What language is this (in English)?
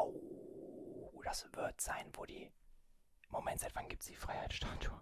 German